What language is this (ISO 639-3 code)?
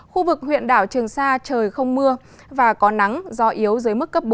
vie